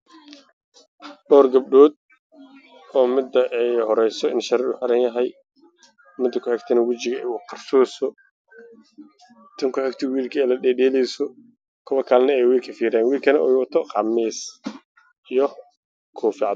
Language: Somali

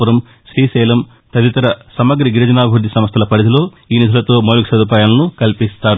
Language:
Telugu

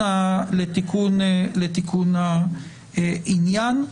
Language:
Hebrew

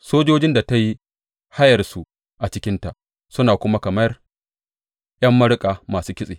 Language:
Hausa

